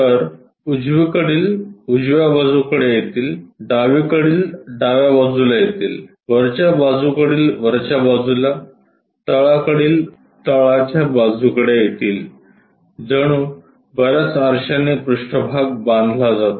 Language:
Marathi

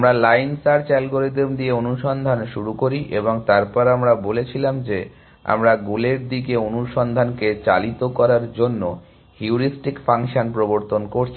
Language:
Bangla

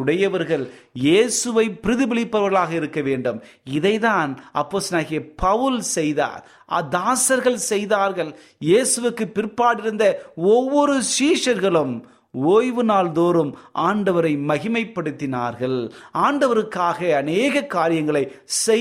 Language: Tamil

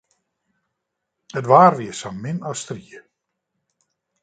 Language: Western Frisian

